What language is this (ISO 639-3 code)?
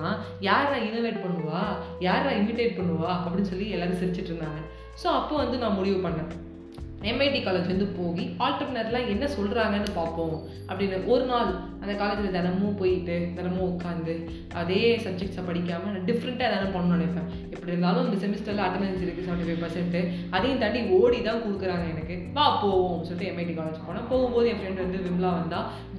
tam